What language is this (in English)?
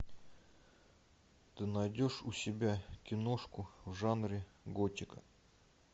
Russian